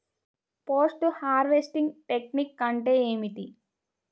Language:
Telugu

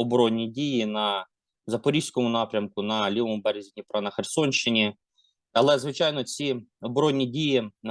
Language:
Ukrainian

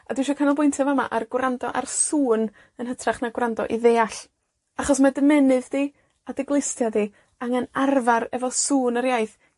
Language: Welsh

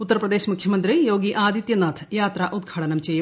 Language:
Malayalam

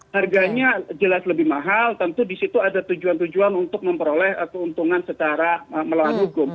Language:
Indonesian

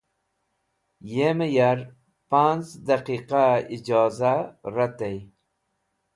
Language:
Wakhi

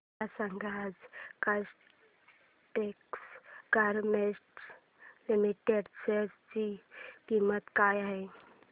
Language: Marathi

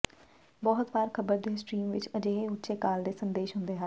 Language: Punjabi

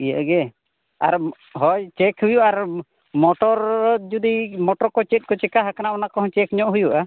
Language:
Santali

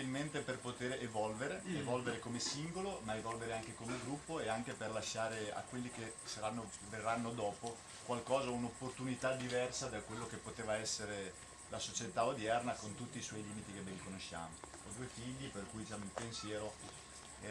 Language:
Italian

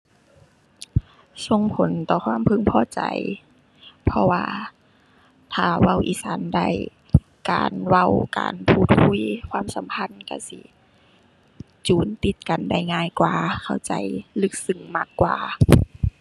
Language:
Thai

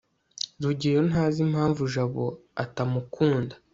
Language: Kinyarwanda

